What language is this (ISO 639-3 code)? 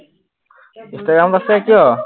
asm